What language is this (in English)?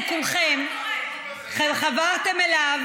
Hebrew